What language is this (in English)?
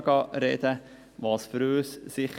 Swiss German